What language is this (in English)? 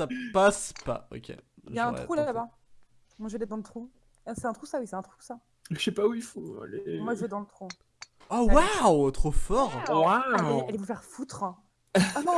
French